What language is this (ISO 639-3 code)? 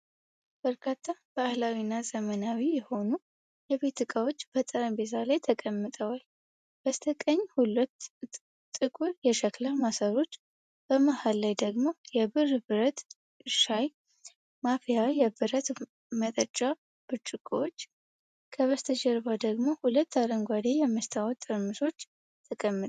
amh